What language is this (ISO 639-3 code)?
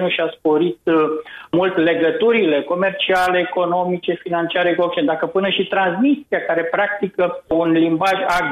ron